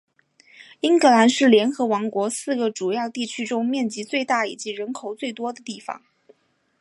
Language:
Chinese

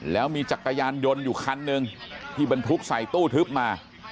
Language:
Thai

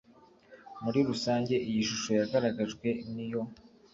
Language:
Kinyarwanda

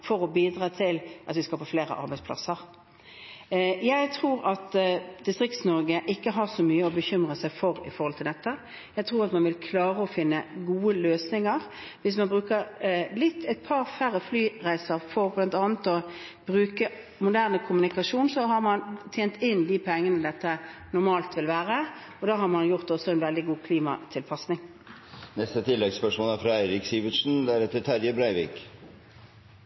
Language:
Norwegian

